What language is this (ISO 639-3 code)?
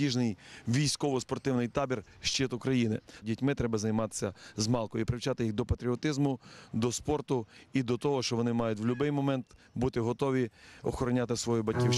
rus